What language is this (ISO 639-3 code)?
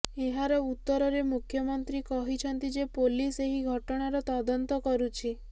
ori